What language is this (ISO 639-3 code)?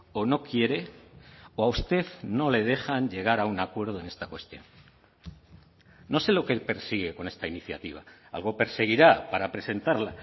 spa